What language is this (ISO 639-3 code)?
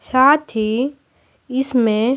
hin